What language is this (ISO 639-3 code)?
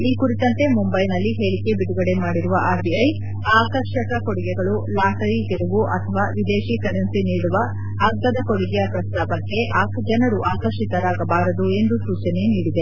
kan